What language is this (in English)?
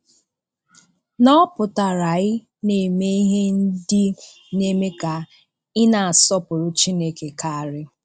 Igbo